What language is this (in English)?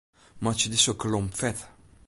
Western Frisian